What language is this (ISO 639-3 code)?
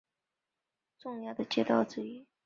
zho